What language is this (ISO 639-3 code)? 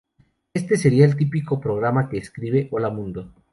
spa